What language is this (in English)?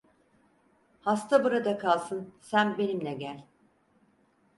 Turkish